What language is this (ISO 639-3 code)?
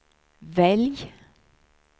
swe